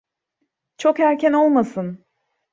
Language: Turkish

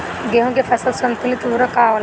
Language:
Bhojpuri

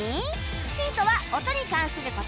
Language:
Japanese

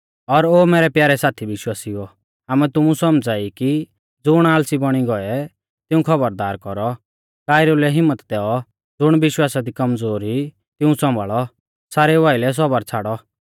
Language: Mahasu Pahari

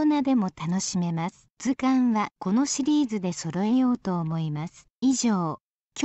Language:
Japanese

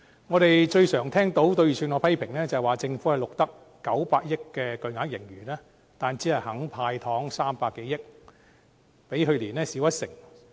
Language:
Cantonese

